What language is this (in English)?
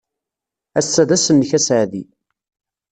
Kabyle